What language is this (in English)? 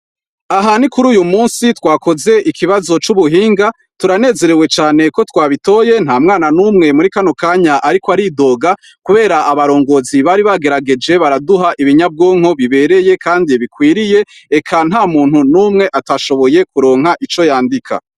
Rundi